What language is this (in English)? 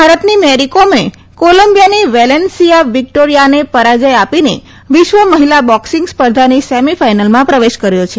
Gujarati